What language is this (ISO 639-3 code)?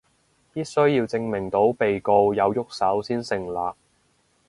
yue